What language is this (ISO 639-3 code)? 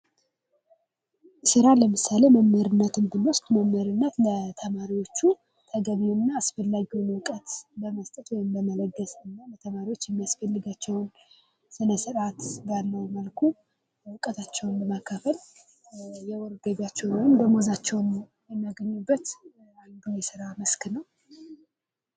amh